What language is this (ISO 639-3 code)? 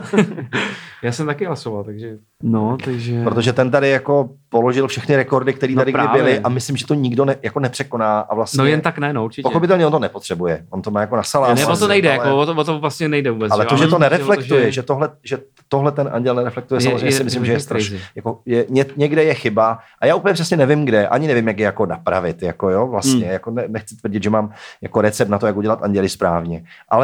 ces